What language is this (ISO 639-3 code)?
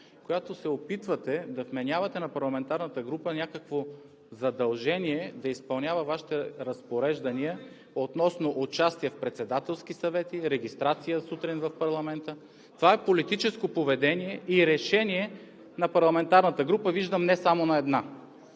bul